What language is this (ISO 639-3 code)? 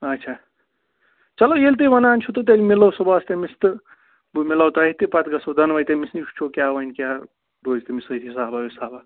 kas